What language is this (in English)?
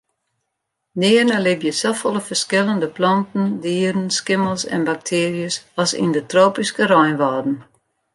Western Frisian